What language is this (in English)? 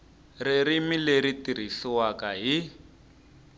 Tsonga